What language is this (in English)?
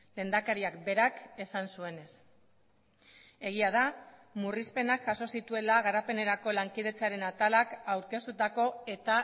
Basque